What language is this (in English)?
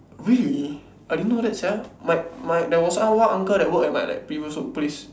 English